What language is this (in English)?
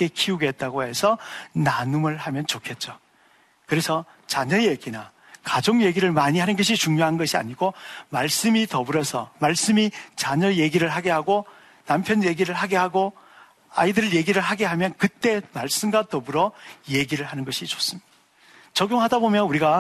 Korean